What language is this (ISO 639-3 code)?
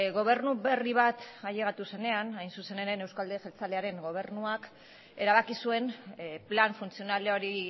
eus